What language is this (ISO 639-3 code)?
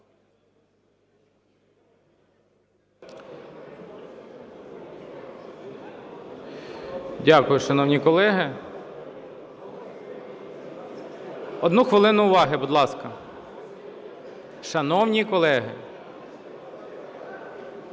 ukr